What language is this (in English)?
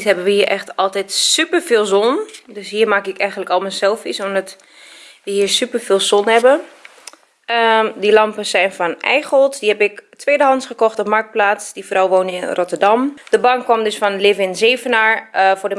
Dutch